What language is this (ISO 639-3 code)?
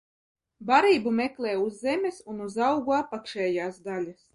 lav